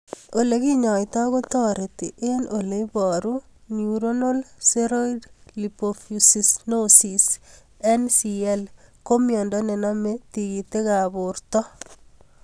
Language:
Kalenjin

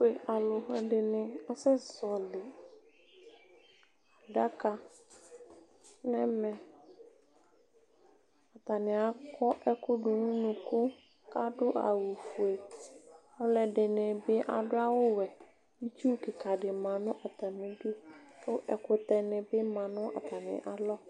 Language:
Ikposo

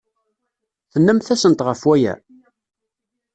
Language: Kabyle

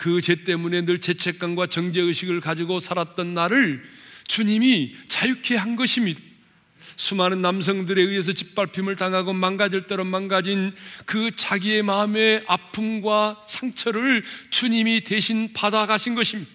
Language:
Korean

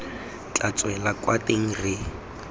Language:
Tswana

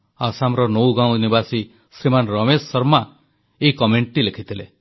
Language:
Odia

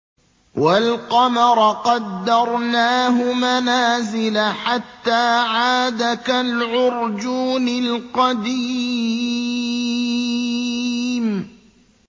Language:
Arabic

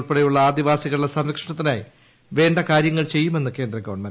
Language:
Malayalam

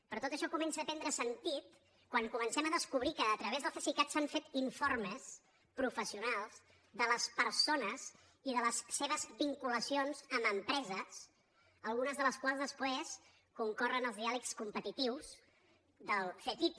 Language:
Catalan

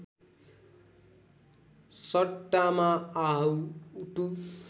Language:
Nepali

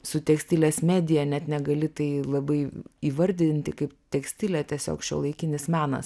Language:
Lithuanian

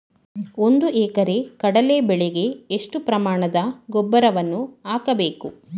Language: Kannada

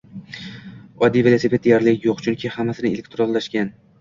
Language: Uzbek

